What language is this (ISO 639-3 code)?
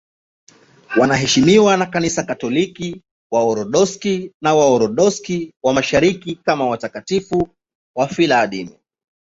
swa